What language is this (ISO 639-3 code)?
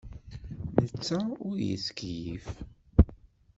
kab